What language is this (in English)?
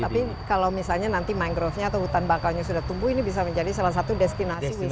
Indonesian